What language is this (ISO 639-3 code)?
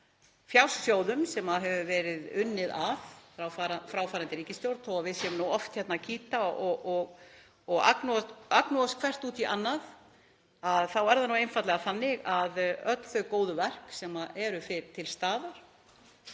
isl